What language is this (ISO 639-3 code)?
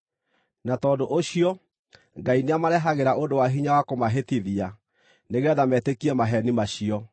kik